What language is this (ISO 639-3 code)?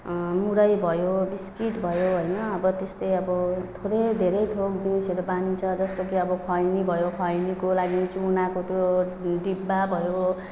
nep